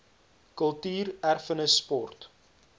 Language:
Afrikaans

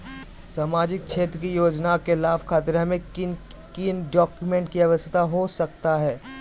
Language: Magahi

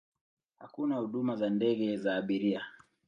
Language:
Swahili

